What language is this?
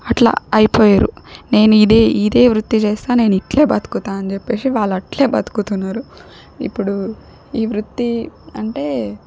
Telugu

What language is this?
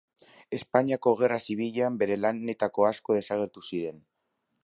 Basque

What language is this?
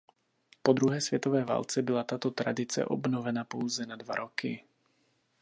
Czech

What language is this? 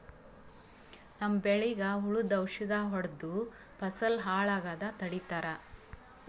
Kannada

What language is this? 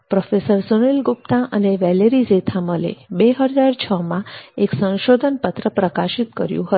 Gujarati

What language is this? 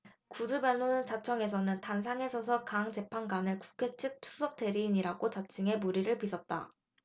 Korean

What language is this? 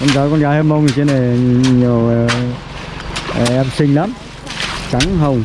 Vietnamese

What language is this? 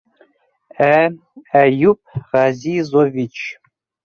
Bashkir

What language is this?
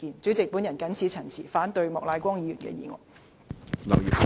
Cantonese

